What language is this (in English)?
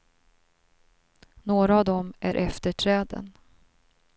Swedish